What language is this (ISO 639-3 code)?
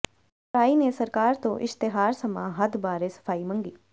pan